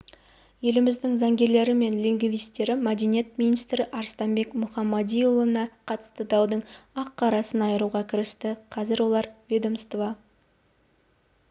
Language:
Kazakh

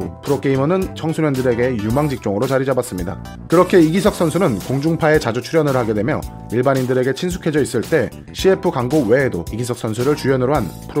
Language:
Korean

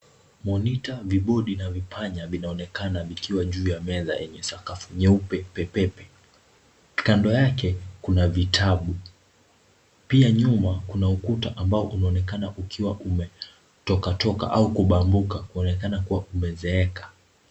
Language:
Swahili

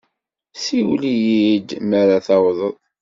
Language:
Kabyle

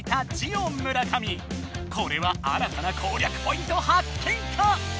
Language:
Japanese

